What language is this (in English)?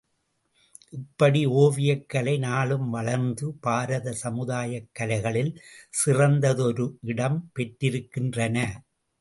Tamil